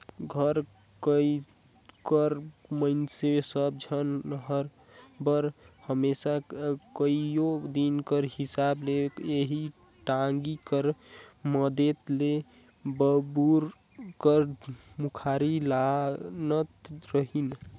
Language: Chhattisgarhi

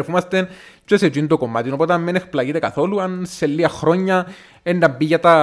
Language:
Greek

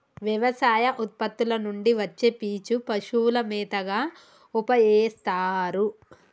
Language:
Telugu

